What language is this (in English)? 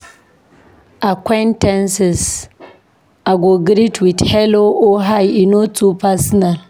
Nigerian Pidgin